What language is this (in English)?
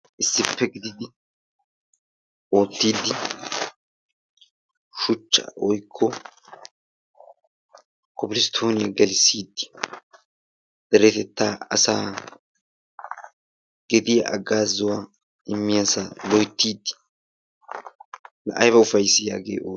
Wolaytta